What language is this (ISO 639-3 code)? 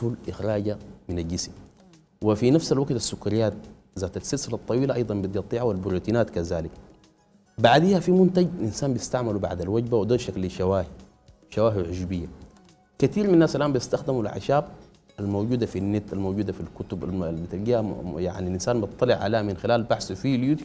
ara